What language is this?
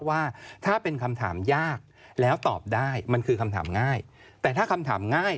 Thai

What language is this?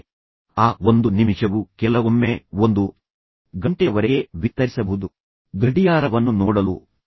Kannada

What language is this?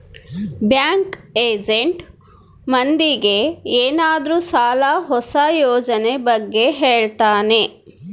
Kannada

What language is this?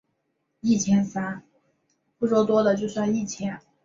Chinese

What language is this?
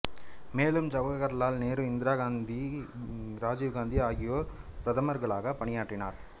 Tamil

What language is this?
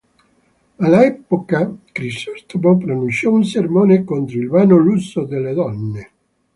Italian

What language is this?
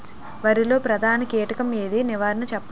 Telugu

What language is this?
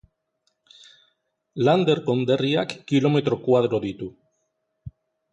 Basque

